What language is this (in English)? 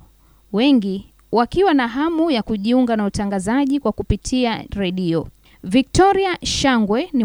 Swahili